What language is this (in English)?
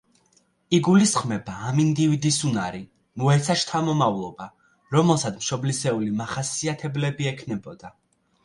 Georgian